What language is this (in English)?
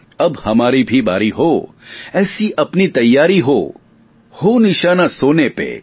Gujarati